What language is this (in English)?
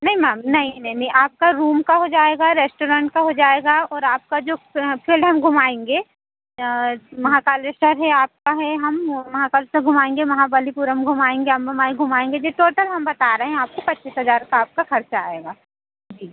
Hindi